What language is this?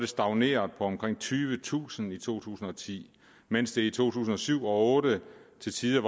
Danish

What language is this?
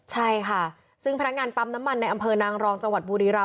Thai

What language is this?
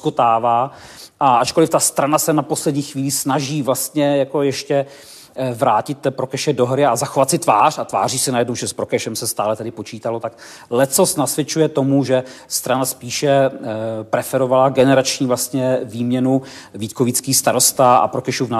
Czech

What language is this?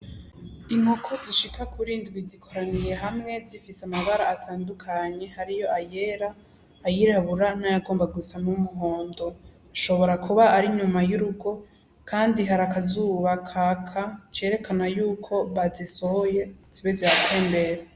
Rundi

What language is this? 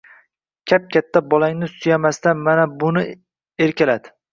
Uzbek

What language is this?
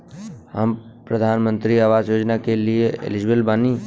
Bhojpuri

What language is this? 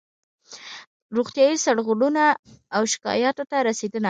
Pashto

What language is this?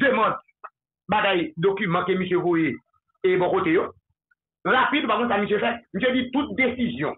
French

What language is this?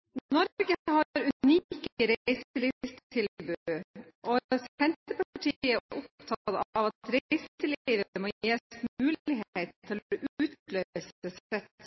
Norwegian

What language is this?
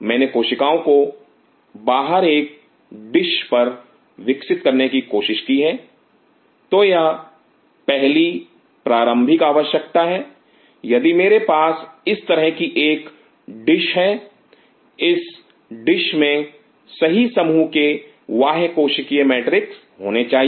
Hindi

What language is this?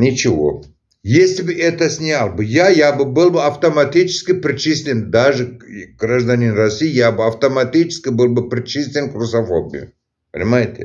Russian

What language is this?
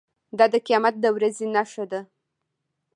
Pashto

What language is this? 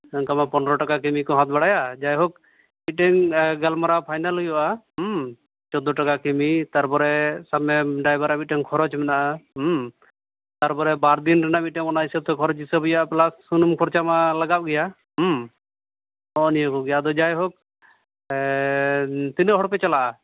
Santali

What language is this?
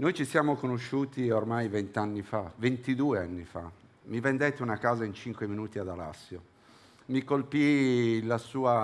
Italian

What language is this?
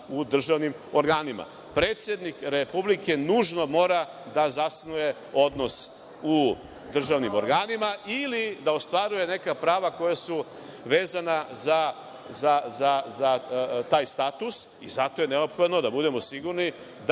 Serbian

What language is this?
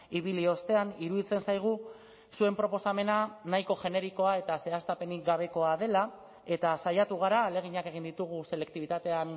Basque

